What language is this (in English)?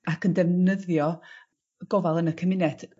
Welsh